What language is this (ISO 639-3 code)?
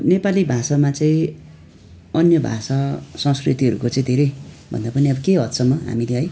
nep